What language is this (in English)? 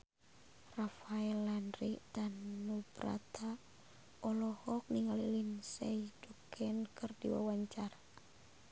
Sundanese